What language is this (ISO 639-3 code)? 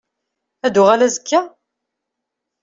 kab